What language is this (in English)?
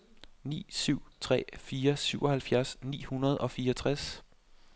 Danish